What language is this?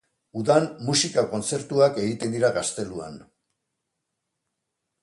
Basque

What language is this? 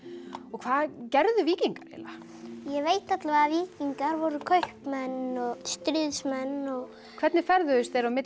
Icelandic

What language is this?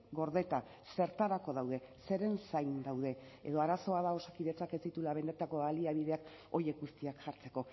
Basque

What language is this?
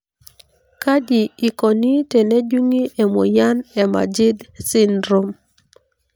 Masai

